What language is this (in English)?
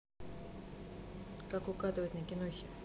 Russian